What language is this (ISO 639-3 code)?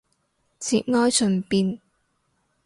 yue